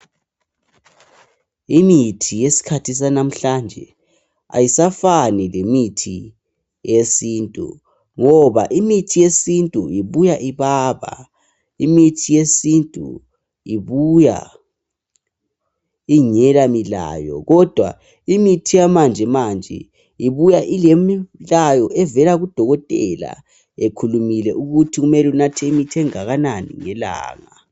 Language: North Ndebele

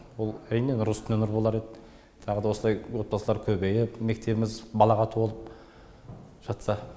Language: Kazakh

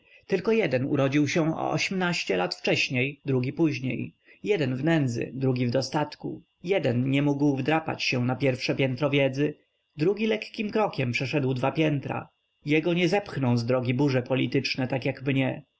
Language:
Polish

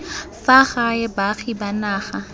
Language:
Tswana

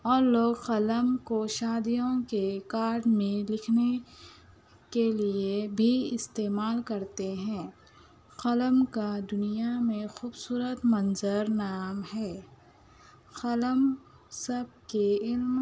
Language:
Urdu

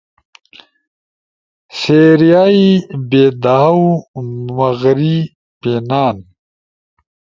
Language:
Ushojo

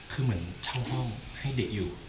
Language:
Thai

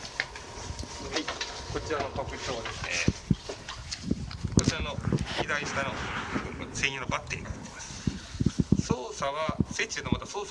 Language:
Japanese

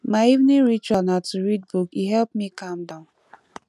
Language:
Nigerian Pidgin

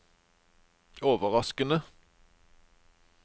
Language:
Norwegian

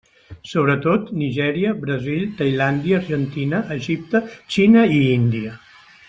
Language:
Catalan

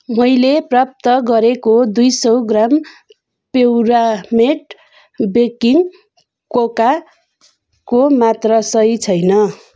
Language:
Nepali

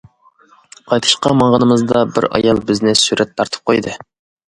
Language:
Uyghur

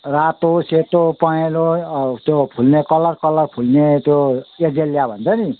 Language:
Nepali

